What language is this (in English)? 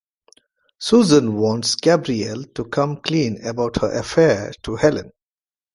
English